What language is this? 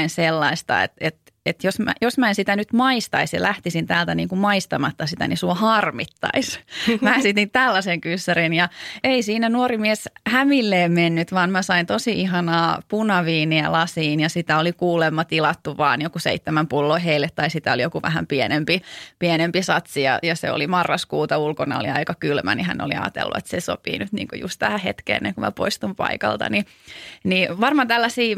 Finnish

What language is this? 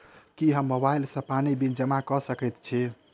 Maithili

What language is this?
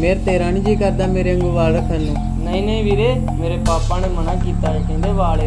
Turkish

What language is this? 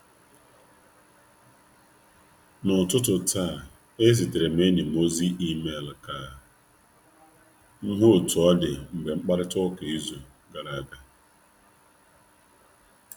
Igbo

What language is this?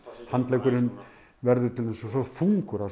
Icelandic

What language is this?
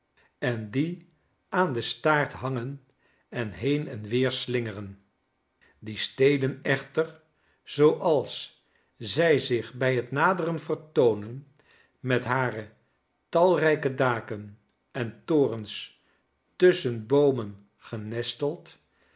Dutch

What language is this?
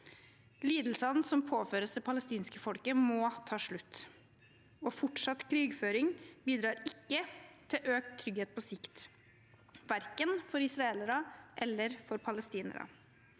Norwegian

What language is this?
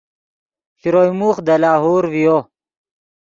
Yidgha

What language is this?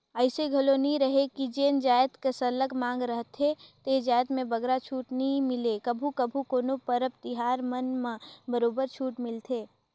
Chhattisgarhi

